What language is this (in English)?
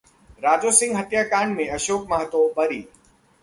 Hindi